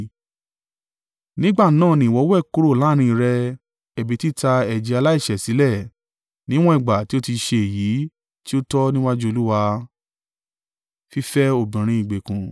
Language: Yoruba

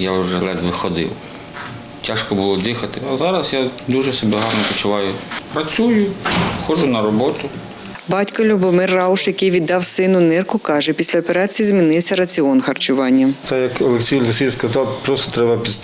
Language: Ukrainian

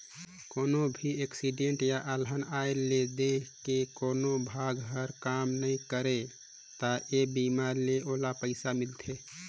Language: Chhattisgarhi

